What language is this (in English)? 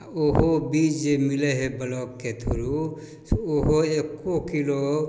Maithili